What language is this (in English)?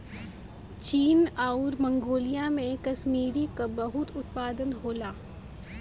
Bhojpuri